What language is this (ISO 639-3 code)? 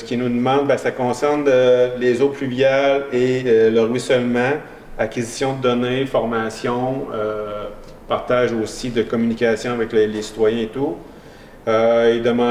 fra